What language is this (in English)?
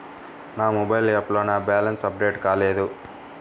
Telugu